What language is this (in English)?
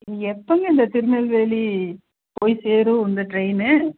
Tamil